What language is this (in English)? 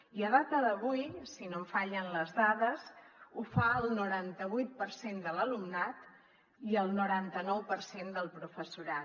Catalan